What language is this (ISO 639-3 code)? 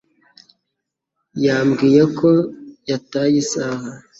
kin